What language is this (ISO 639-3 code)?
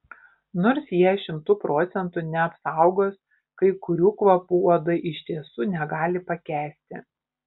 lit